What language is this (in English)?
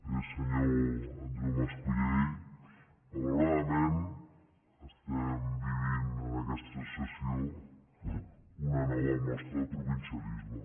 Catalan